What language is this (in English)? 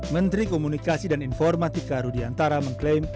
Indonesian